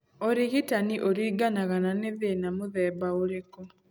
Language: Kikuyu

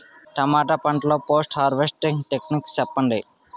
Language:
Telugu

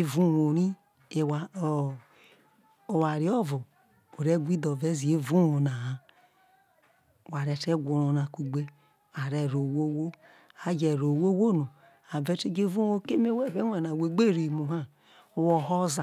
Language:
Isoko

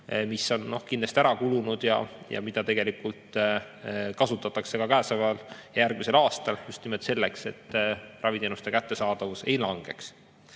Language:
Estonian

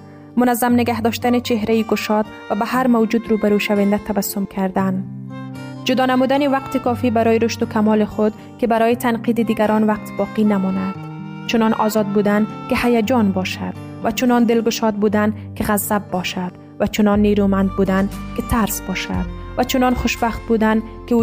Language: Persian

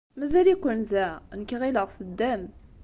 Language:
Kabyle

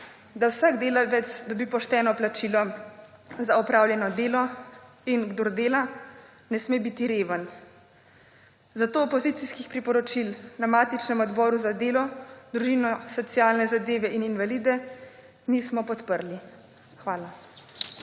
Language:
Slovenian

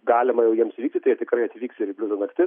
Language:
Lithuanian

